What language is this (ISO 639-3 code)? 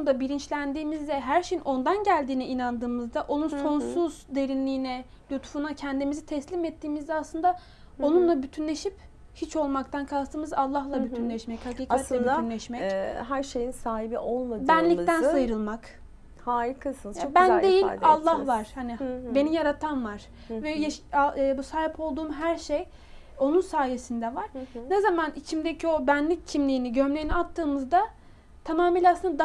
tur